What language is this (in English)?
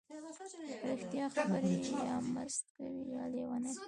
Pashto